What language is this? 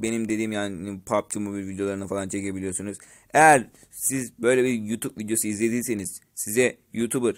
Turkish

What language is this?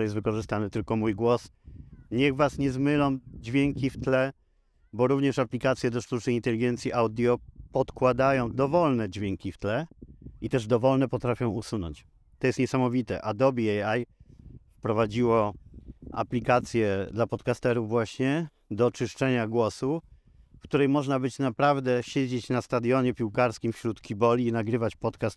Polish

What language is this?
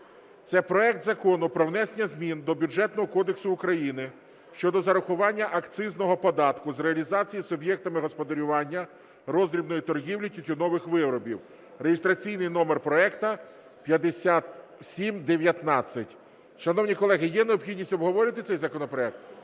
Ukrainian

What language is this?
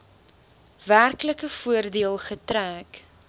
Afrikaans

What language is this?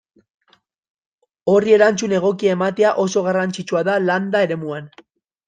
Basque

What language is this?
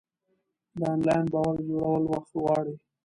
Pashto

